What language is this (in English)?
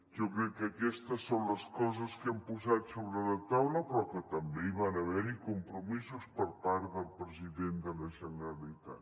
Catalan